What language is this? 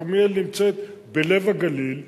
Hebrew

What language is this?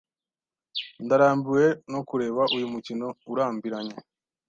Kinyarwanda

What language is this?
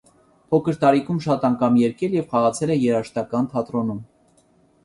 Armenian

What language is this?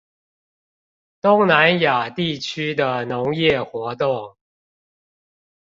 Chinese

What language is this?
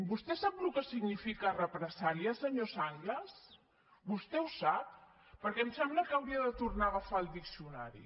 Catalan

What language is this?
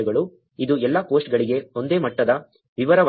Kannada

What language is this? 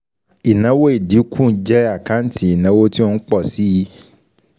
Yoruba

